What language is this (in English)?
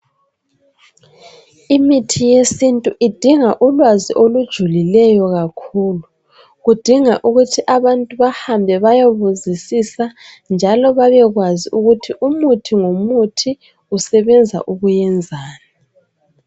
North Ndebele